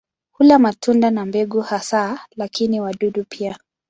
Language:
Swahili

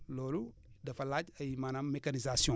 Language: Wolof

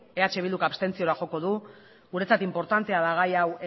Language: Basque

